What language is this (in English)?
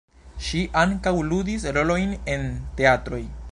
Esperanto